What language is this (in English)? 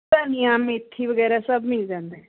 Punjabi